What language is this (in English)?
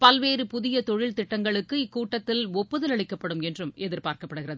Tamil